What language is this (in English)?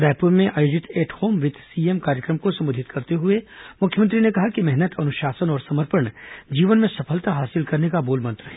Hindi